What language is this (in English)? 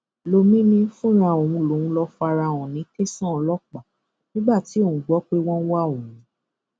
Yoruba